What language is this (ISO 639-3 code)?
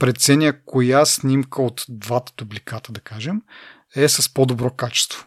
bul